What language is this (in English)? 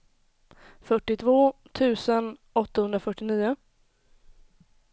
Swedish